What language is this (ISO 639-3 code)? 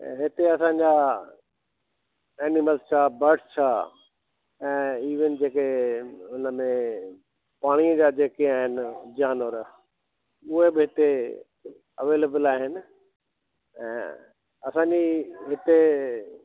snd